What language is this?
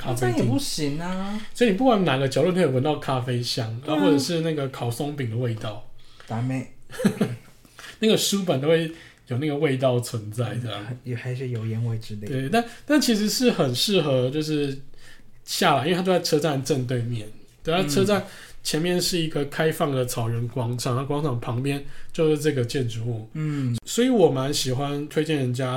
Chinese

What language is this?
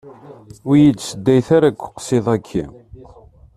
Kabyle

